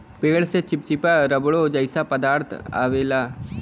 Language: Bhojpuri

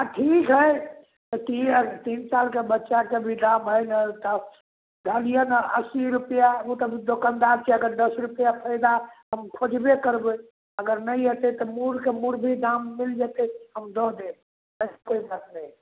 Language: Maithili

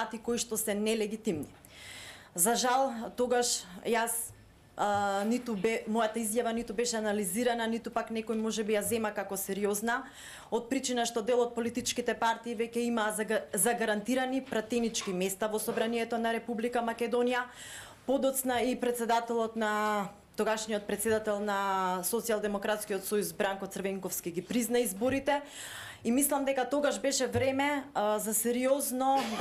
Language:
Macedonian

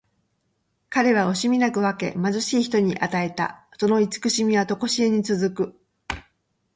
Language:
Japanese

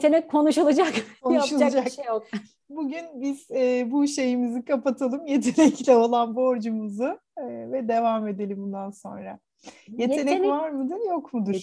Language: Turkish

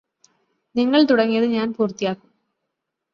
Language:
Malayalam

